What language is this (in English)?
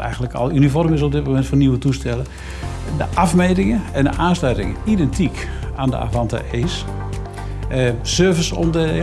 Dutch